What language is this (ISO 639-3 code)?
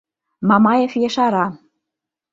chm